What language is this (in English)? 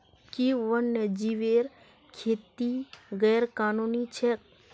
Magahi